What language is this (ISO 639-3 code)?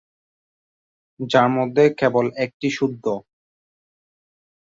ben